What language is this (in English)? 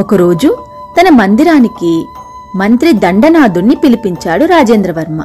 Telugu